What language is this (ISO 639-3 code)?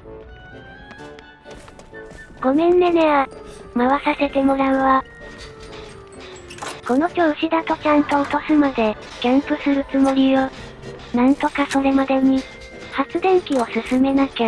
jpn